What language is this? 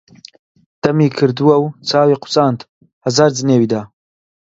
Central Kurdish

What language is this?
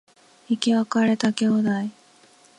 Japanese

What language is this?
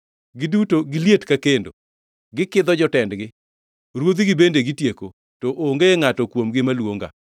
Luo (Kenya and Tanzania)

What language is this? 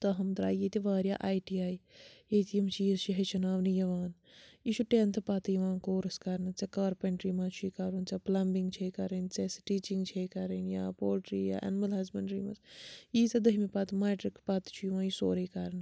Kashmiri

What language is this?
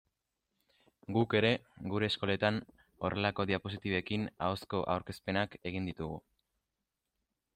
Basque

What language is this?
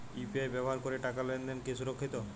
Bangla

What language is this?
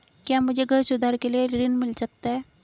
Hindi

